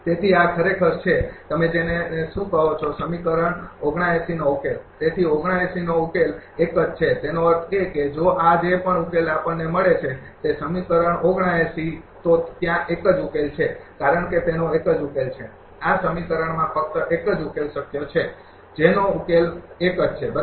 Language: Gujarati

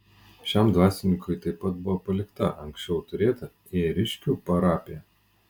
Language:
Lithuanian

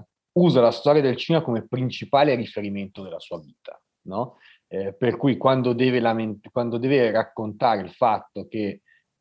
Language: Italian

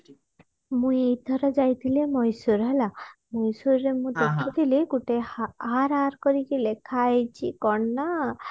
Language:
Odia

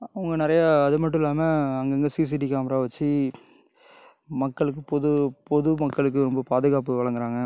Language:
Tamil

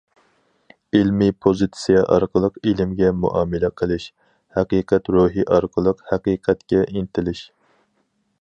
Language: Uyghur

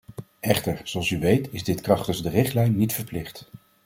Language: Dutch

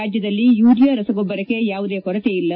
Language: Kannada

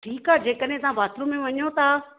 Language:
Sindhi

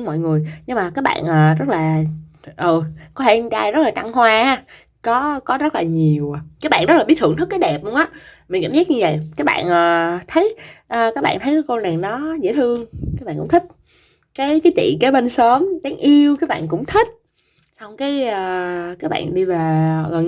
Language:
Vietnamese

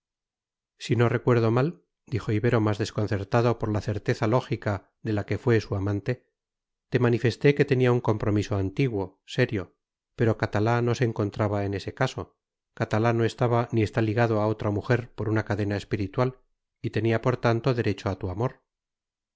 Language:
Spanish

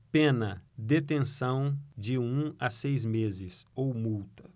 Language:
Portuguese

